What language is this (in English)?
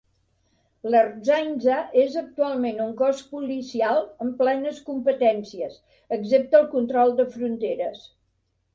Catalan